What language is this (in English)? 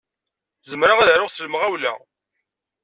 Kabyle